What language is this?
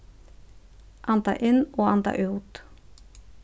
Faroese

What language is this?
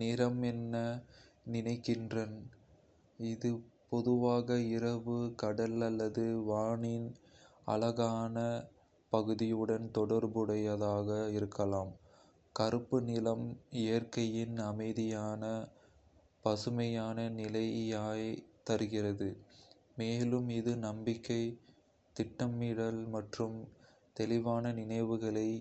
Kota (India)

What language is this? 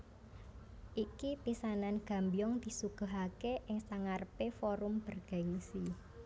Javanese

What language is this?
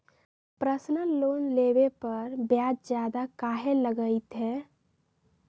Magahi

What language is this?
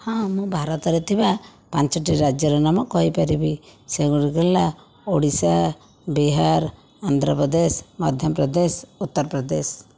Odia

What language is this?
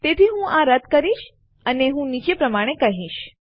Gujarati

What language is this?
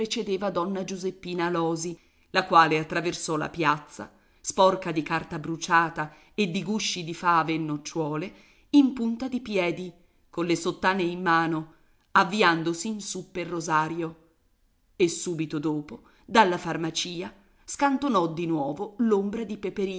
Italian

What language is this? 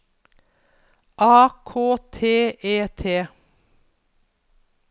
Norwegian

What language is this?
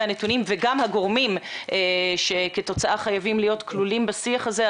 Hebrew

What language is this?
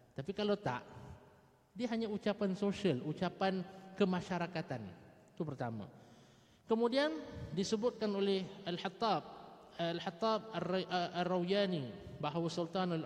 Malay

